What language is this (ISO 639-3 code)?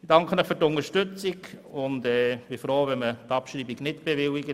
gsw